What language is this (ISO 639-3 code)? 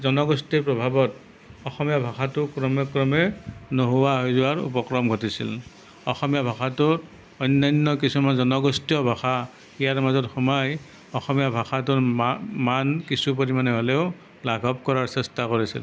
asm